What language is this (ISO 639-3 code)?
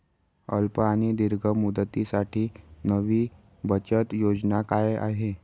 mar